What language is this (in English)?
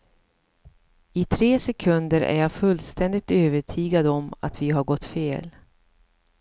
Swedish